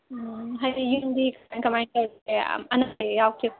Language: Manipuri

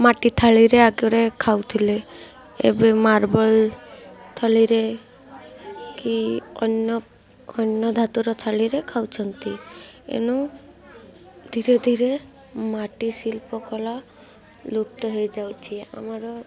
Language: Odia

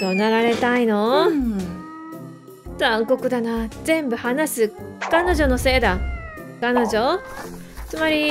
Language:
Japanese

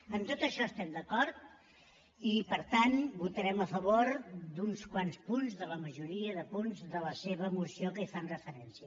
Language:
Catalan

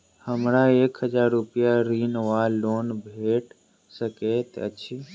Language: Maithili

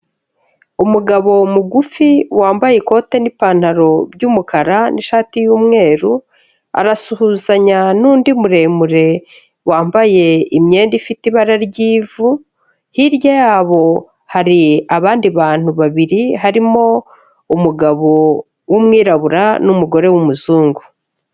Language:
Kinyarwanda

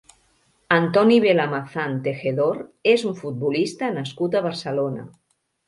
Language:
Catalan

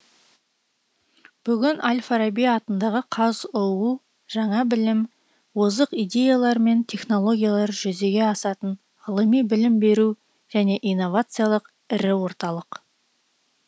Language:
Kazakh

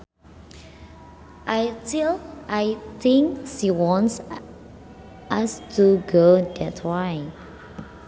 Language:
Sundanese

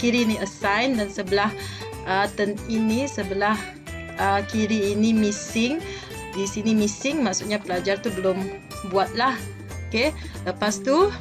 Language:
Malay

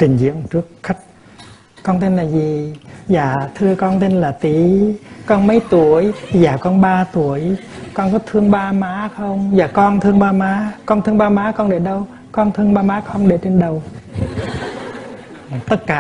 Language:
Vietnamese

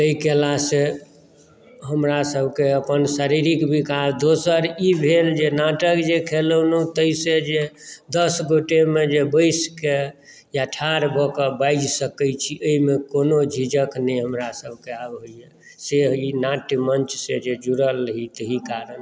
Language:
Maithili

